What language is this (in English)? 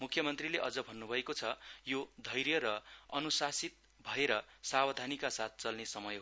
Nepali